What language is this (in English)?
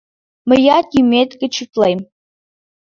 Mari